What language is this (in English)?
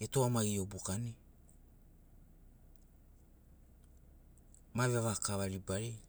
Sinaugoro